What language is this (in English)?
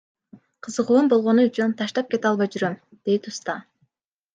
Kyrgyz